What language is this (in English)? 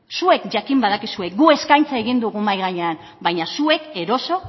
Basque